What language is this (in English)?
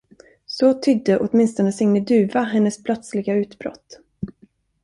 Swedish